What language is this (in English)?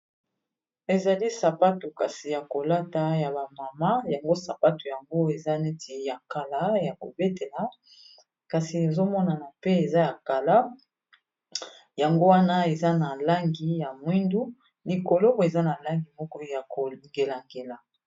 Lingala